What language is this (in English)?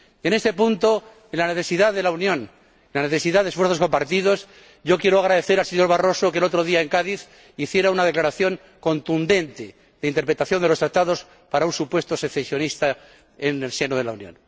Spanish